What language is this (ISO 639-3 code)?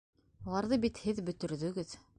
bak